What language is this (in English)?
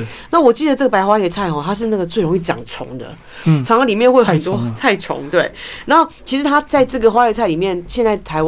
Chinese